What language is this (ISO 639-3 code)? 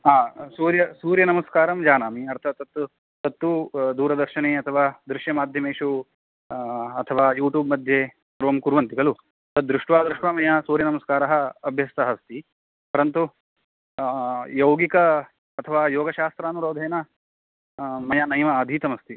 san